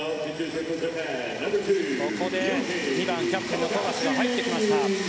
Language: Japanese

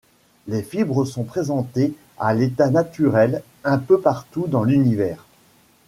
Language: French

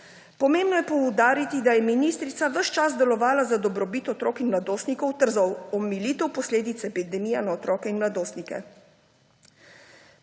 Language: Slovenian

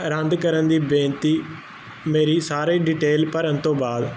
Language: Punjabi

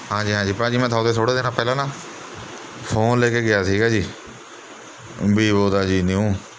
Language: Punjabi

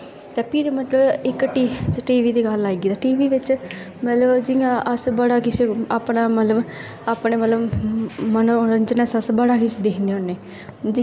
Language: Dogri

